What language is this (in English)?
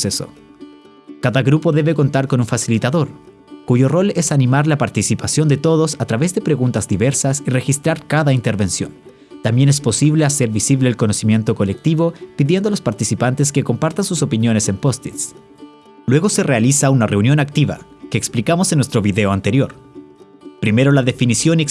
Spanish